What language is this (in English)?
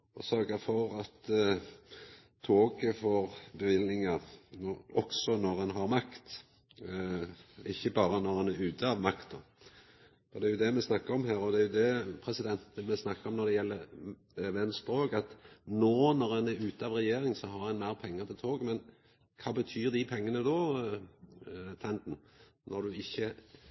Norwegian Nynorsk